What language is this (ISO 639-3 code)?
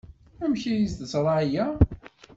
kab